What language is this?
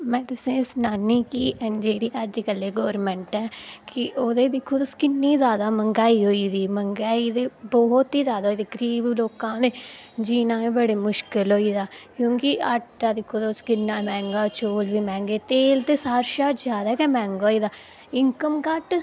Dogri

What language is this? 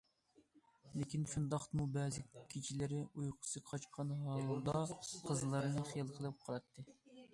Uyghur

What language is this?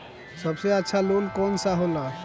Bhojpuri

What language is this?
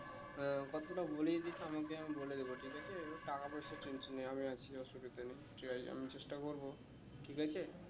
Bangla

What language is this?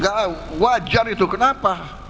Indonesian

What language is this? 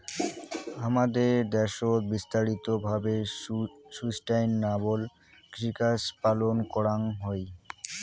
Bangla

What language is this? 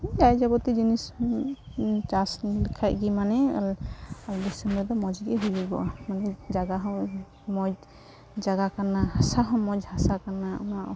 Santali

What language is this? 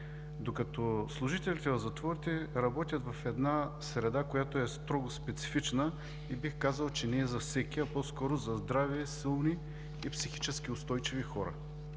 Bulgarian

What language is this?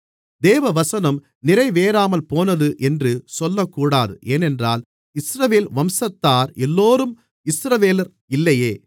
Tamil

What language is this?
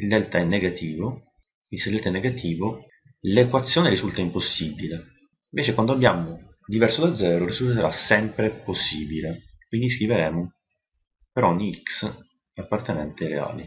Italian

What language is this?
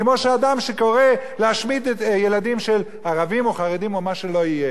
Hebrew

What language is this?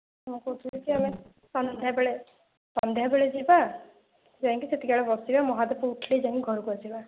Odia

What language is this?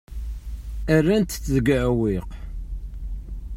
Kabyle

